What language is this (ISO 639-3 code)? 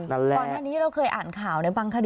tha